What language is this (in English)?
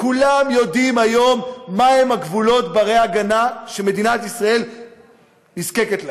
Hebrew